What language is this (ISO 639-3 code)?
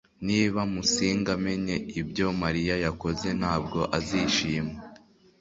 kin